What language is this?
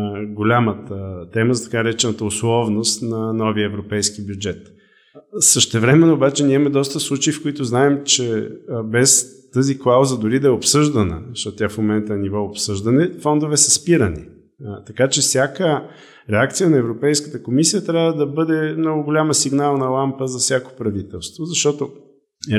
Bulgarian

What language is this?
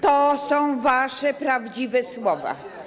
Polish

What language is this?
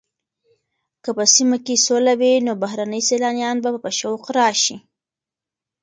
Pashto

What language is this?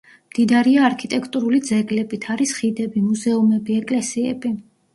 Georgian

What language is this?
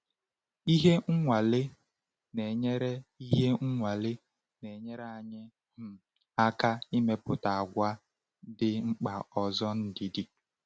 Igbo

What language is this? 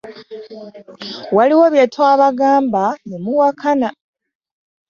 Ganda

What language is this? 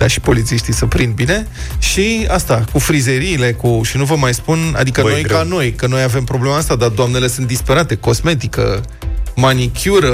Romanian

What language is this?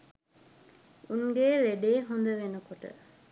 Sinhala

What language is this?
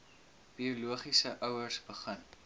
Afrikaans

